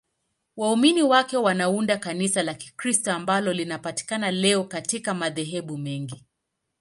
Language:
Swahili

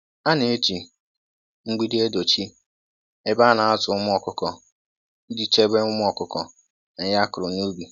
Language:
Igbo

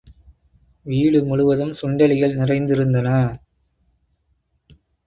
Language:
Tamil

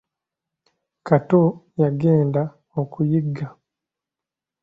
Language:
Ganda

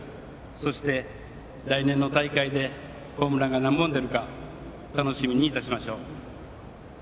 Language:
Japanese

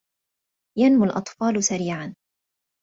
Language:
Arabic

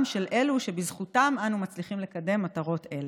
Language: Hebrew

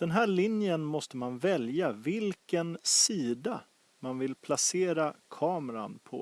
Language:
Swedish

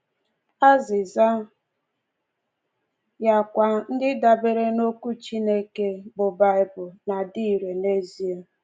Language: Igbo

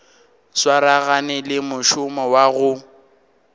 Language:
Northern Sotho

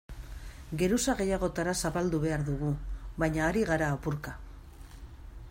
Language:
Basque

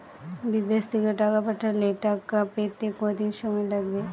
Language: Bangla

